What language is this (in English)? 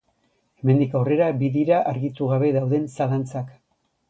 Basque